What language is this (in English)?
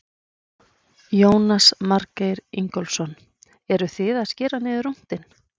Icelandic